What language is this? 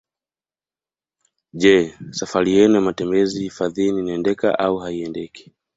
Swahili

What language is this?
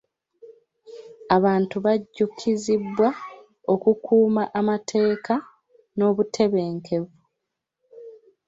Ganda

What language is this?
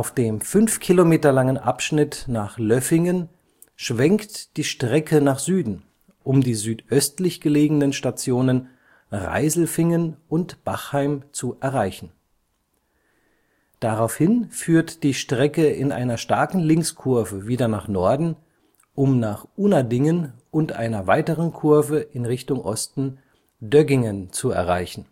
German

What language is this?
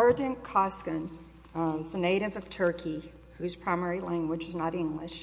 English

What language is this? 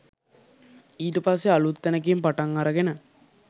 Sinhala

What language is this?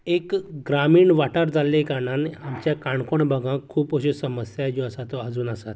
Konkani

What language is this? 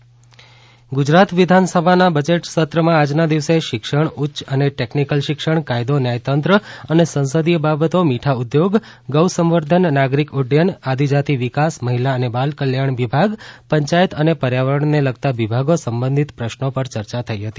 Gujarati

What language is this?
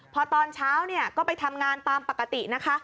Thai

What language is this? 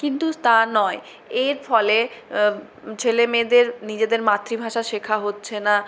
Bangla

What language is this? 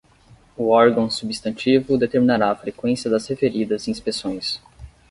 Portuguese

